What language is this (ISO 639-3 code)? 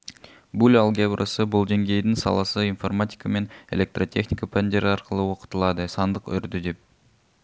kaz